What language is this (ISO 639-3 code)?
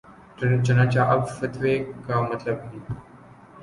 urd